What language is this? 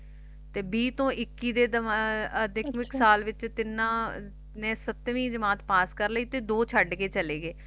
Punjabi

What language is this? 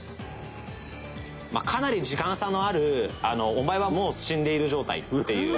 Japanese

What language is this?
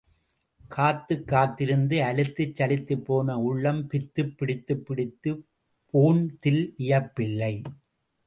Tamil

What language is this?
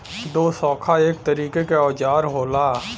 Bhojpuri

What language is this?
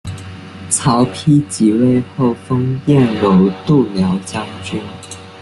Chinese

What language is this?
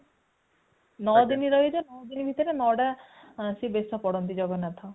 Odia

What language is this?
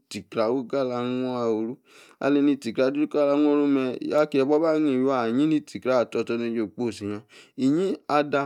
Yace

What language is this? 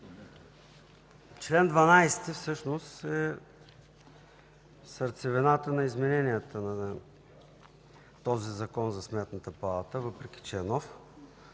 Bulgarian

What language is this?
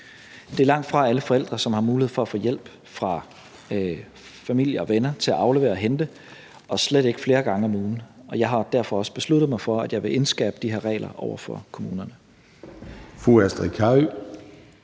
Danish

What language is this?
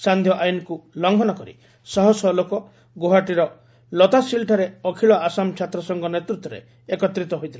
Odia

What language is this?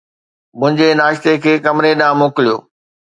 Sindhi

